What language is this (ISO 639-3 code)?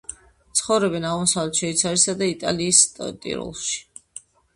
kat